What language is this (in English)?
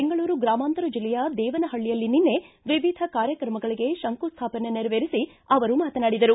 Kannada